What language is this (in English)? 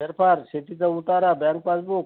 Marathi